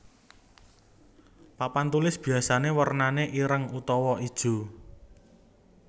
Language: Javanese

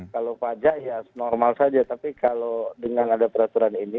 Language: Indonesian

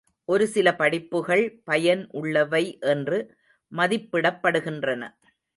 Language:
Tamil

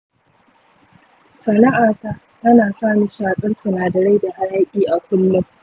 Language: Hausa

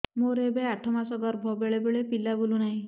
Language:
Odia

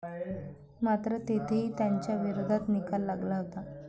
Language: Marathi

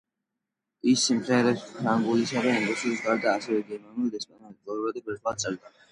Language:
Georgian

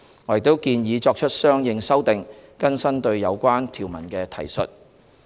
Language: Cantonese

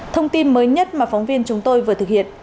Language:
Vietnamese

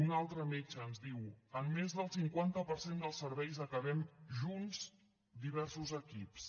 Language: Catalan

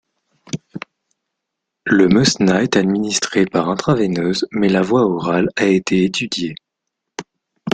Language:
French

